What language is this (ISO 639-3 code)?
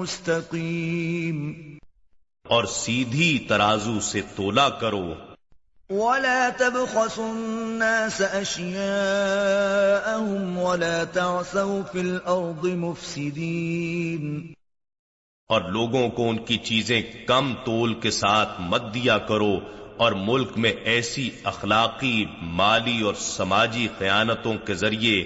urd